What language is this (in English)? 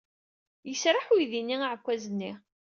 Kabyle